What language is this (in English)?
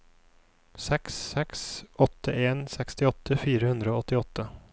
Norwegian